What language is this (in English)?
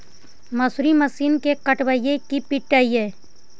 Magahi